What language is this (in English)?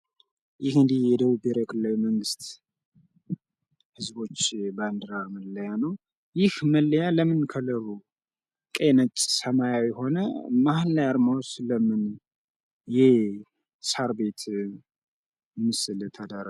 Amharic